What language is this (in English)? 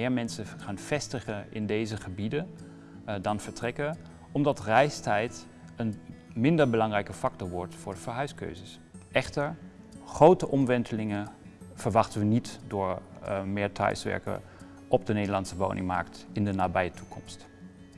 Dutch